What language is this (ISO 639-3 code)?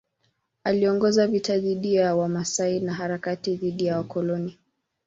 swa